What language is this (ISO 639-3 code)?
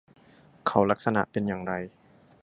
tha